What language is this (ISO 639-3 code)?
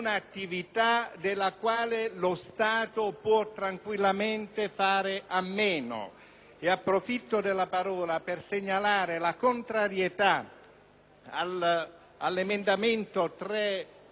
ita